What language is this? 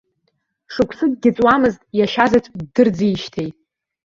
Abkhazian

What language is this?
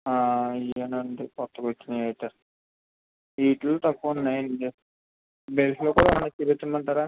Telugu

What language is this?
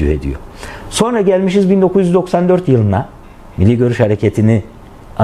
Turkish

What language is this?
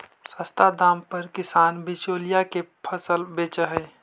Magahi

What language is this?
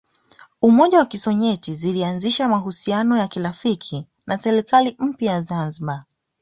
Swahili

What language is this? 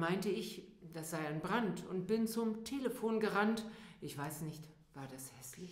German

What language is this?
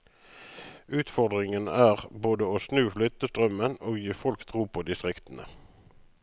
Norwegian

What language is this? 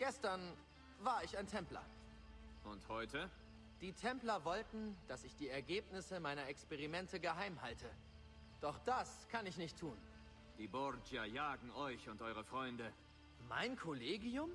German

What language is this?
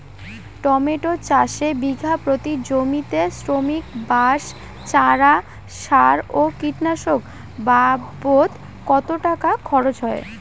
Bangla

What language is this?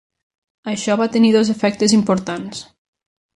Catalan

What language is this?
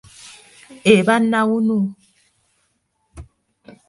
Ganda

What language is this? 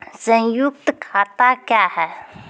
Maithili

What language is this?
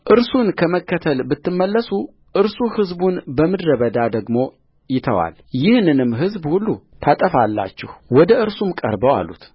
Amharic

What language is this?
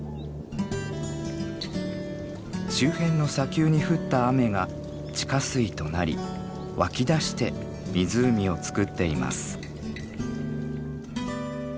Japanese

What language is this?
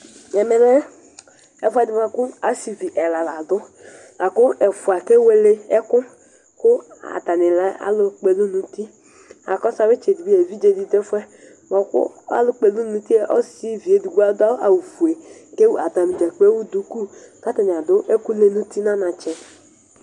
Ikposo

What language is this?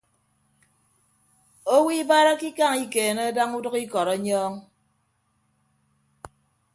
Ibibio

